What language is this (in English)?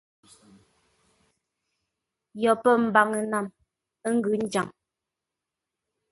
Ngombale